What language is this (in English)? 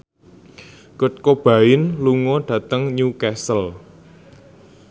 Javanese